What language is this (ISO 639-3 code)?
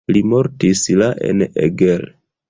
epo